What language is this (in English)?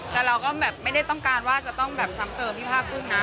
Thai